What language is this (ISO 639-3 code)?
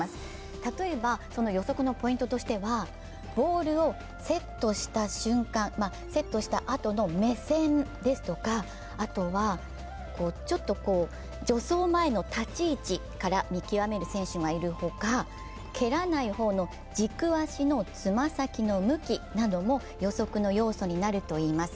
jpn